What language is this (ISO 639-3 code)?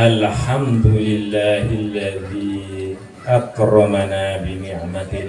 ind